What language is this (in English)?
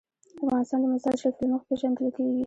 Pashto